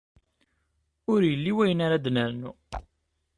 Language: Kabyle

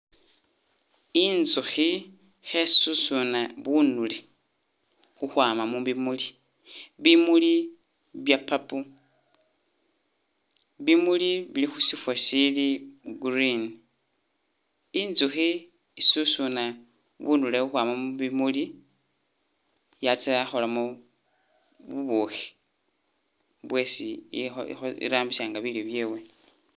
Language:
Masaaba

